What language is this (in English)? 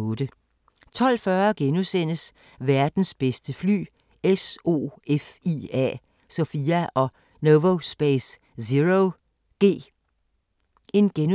Danish